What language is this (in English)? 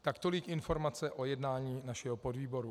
Czech